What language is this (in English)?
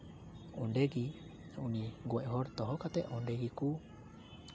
Santali